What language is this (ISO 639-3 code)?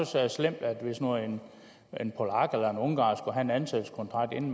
dan